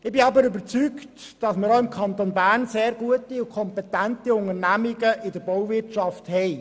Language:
Swiss German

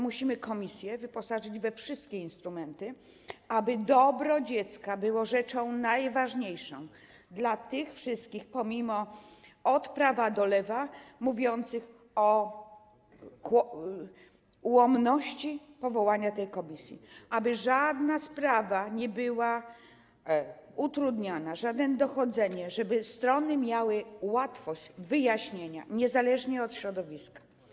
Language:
Polish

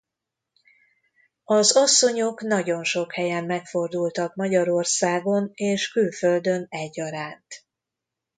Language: Hungarian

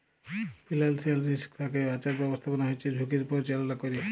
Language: Bangla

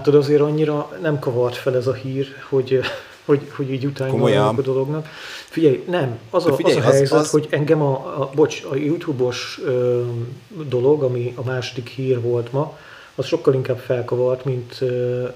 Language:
Hungarian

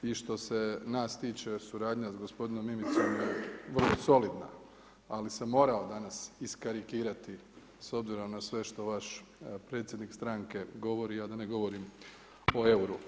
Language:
Croatian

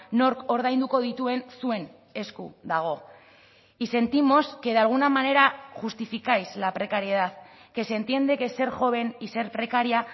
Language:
Spanish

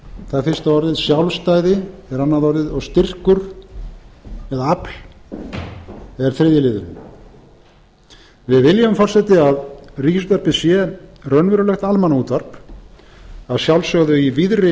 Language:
Icelandic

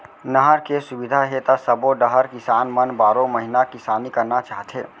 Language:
Chhattisgarhi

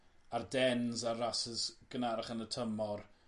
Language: Welsh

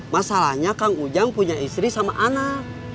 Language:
Indonesian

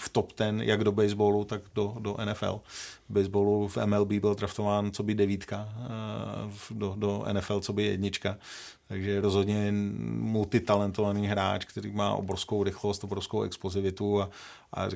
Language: Czech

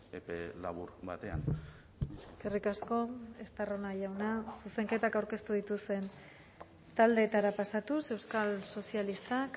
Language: Basque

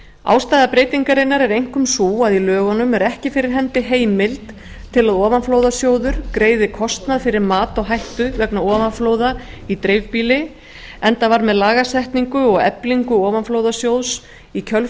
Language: Icelandic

